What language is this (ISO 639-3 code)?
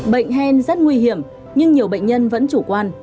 vie